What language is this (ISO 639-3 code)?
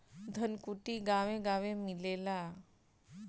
bho